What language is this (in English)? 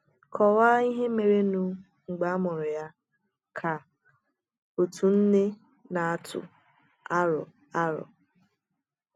Igbo